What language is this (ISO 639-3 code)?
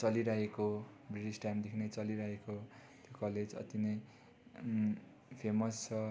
nep